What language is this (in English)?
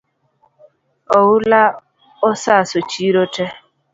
Luo (Kenya and Tanzania)